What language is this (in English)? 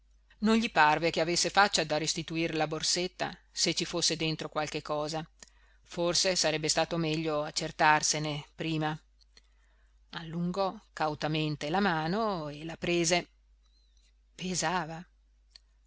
Italian